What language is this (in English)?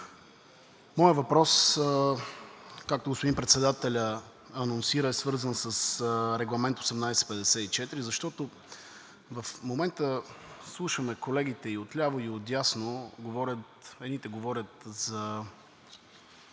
Bulgarian